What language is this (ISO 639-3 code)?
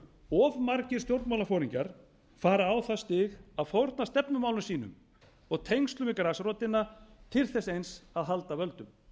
isl